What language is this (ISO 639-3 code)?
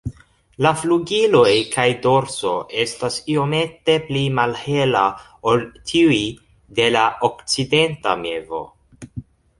epo